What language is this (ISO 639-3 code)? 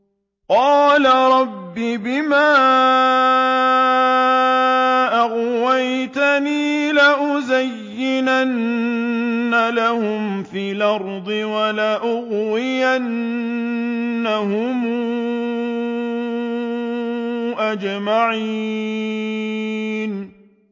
ara